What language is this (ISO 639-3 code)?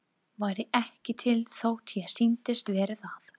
isl